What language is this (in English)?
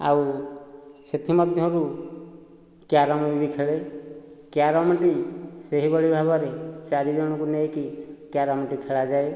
Odia